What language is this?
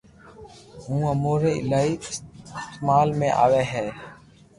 Loarki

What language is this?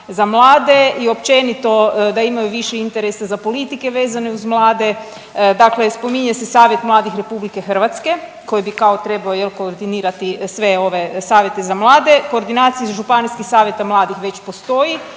Croatian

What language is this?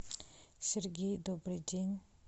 Russian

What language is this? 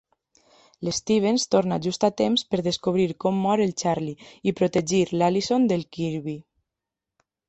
Catalan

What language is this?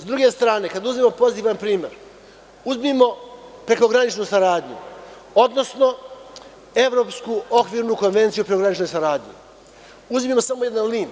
Serbian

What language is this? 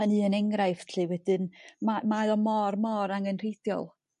Welsh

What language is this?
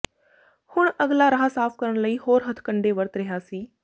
Punjabi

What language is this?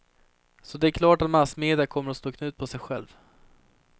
Swedish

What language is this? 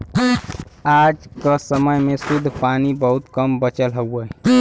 Bhojpuri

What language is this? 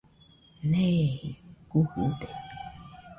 Nüpode Huitoto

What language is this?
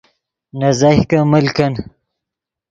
Yidgha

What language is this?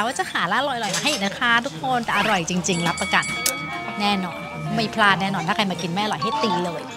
Thai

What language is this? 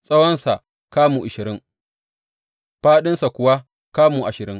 Hausa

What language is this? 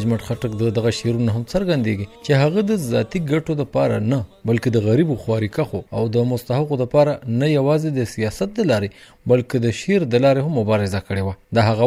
Urdu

